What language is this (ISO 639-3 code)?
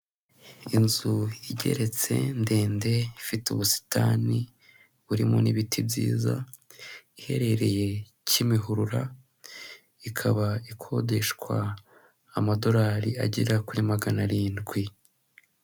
kin